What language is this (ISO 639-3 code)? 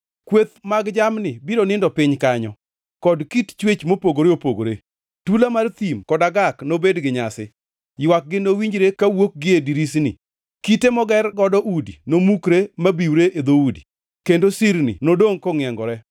luo